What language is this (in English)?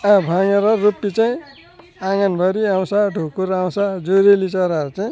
Nepali